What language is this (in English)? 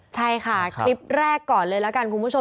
Thai